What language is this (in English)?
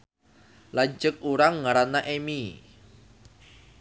Sundanese